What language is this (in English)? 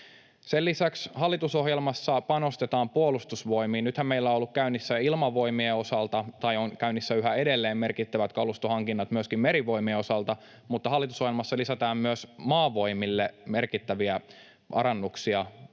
Finnish